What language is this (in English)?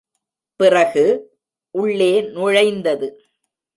Tamil